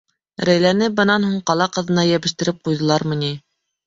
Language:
Bashkir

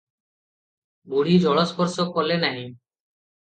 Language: Odia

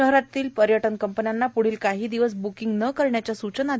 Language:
Marathi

